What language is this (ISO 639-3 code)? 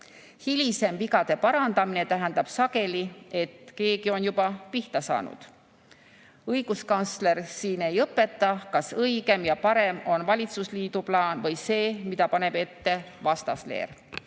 est